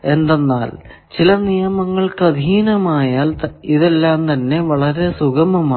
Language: Malayalam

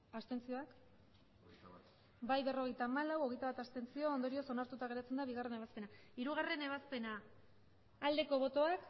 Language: Basque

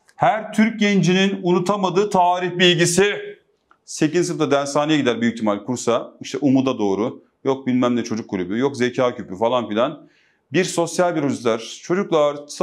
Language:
Turkish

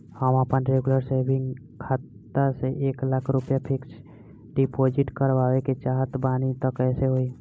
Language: Bhojpuri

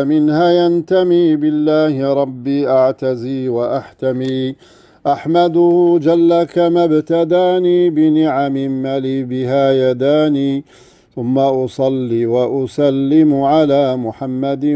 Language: Arabic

